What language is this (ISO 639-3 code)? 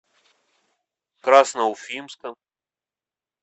rus